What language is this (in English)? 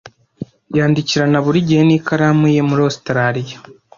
Kinyarwanda